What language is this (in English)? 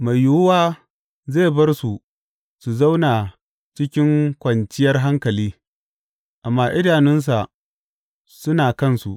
Hausa